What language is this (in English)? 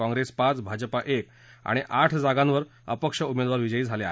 Marathi